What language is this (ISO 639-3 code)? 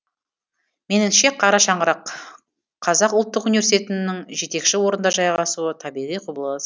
kaz